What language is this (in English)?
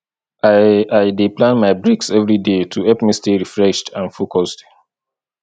Nigerian Pidgin